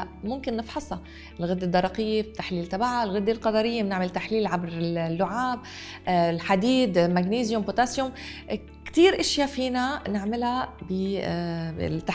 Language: Arabic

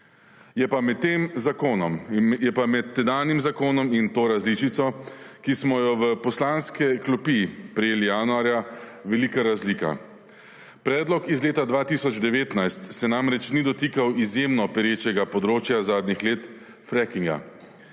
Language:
Slovenian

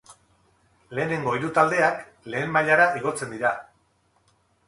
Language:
Basque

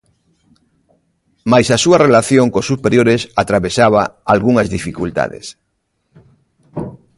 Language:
Galician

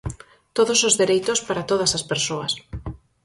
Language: Galician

